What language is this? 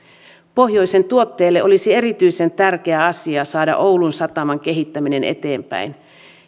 Finnish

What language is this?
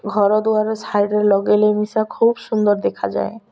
Odia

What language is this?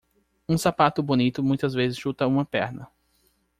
Portuguese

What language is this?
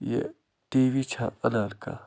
Kashmiri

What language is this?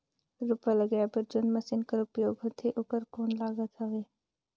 Chhattisgarhi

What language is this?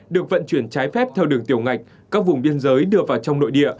Vietnamese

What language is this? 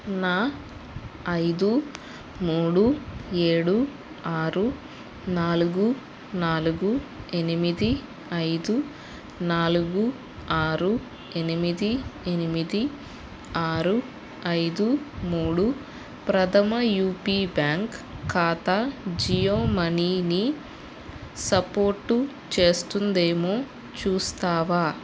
Telugu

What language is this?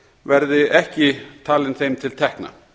Icelandic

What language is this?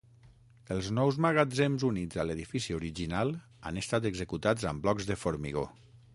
Catalan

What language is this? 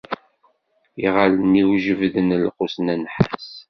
Kabyle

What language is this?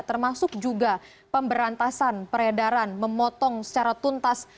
Indonesian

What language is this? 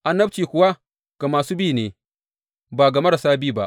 Hausa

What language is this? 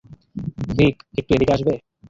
Bangla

